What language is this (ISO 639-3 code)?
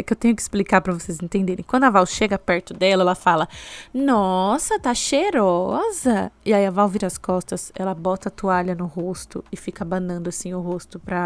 por